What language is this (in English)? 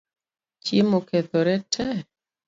Luo (Kenya and Tanzania)